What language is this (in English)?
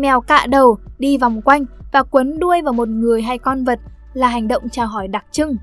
Vietnamese